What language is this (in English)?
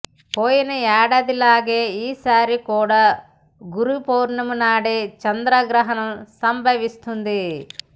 Telugu